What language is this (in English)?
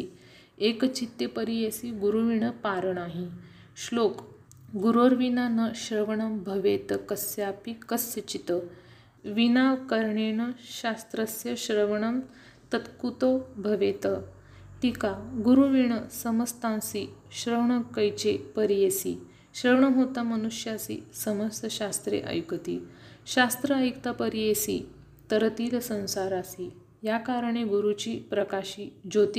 Marathi